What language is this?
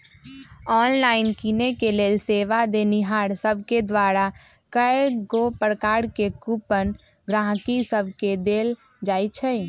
Magahi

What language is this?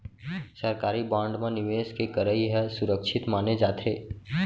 Chhattisgarhi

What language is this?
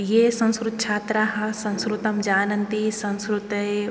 Sanskrit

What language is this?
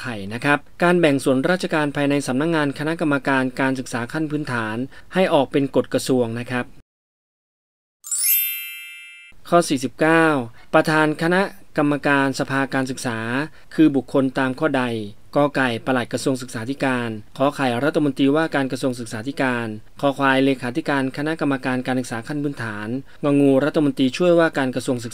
Thai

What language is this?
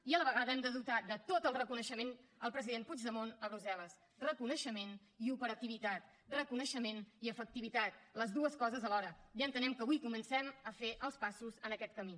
Catalan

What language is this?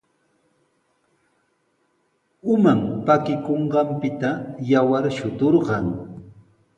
Sihuas Ancash Quechua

